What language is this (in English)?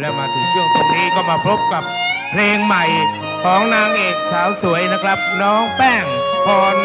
Thai